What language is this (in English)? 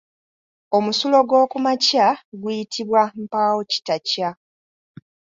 Ganda